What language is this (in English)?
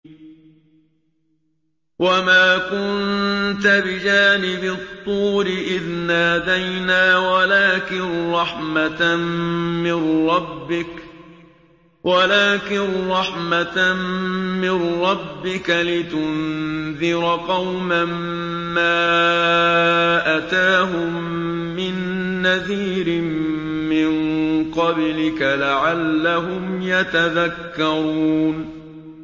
Arabic